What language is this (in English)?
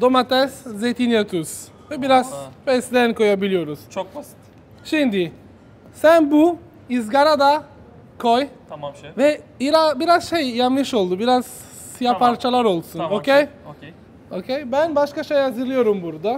Turkish